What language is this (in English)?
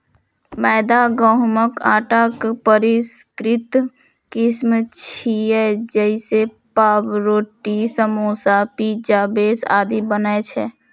Maithili